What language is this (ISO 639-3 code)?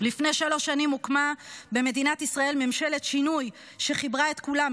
heb